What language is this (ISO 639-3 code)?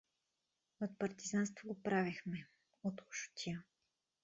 bul